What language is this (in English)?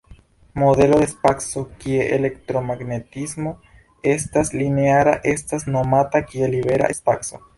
Esperanto